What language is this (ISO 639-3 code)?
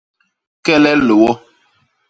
bas